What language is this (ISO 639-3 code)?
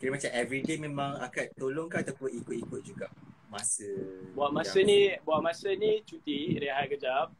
msa